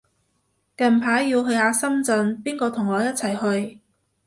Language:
Cantonese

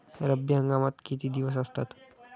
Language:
Marathi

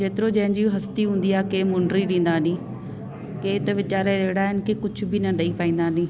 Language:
Sindhi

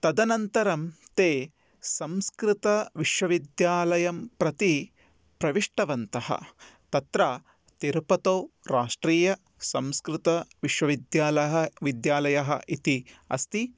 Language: Sanskrit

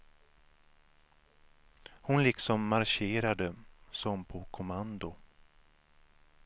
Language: Swedish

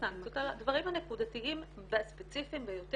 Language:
Hebrew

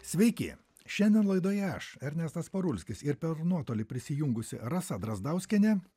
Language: Lithuanian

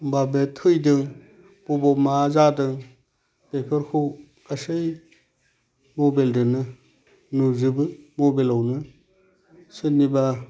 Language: Bodo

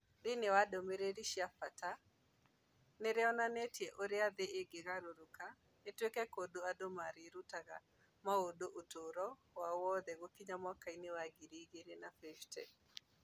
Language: Kikuyu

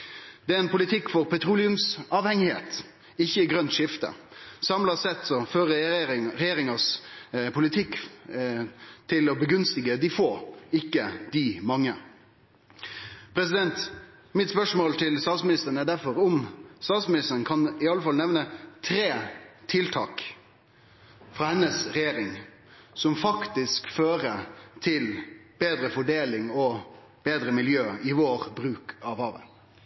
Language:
Norwegian Nynorsk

